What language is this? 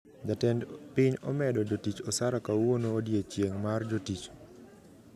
Luo (Kenya and Tanzania)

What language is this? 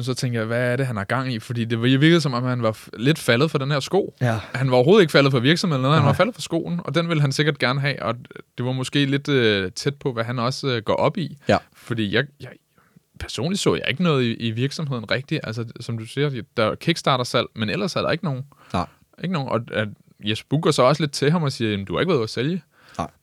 Danish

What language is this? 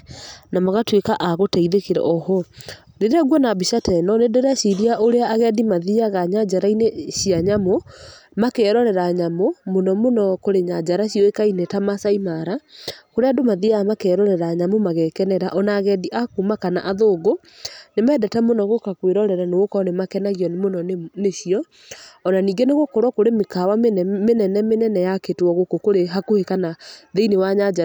Kikuyu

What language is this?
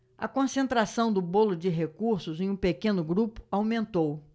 Portuguese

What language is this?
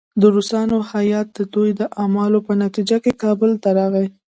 Pashto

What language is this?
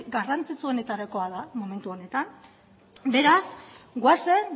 Basque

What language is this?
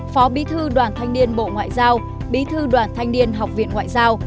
Vietnamese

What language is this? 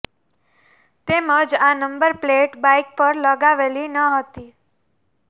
Gujarati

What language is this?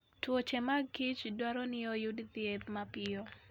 Luo (Kenya and Tanzania)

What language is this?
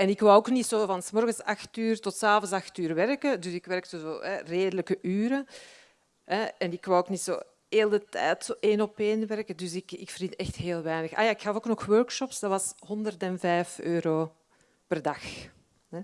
Dutch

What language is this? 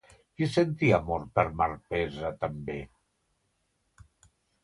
Catalan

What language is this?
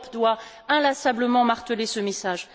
French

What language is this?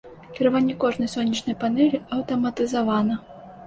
Belarusian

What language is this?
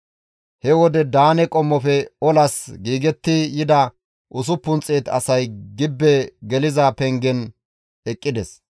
Gamo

